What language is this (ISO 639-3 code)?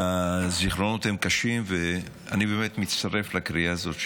heb